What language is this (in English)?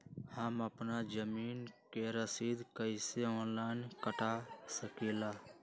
Magahi